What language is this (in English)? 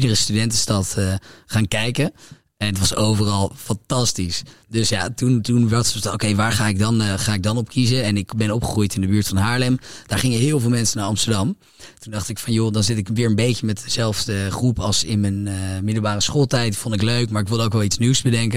Dutch